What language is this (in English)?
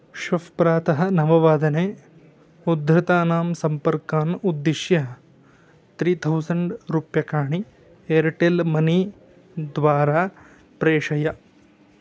Sanskrit